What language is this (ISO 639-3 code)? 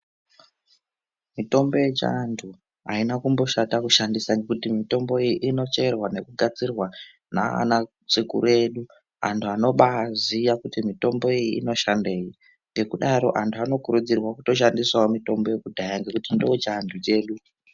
ndc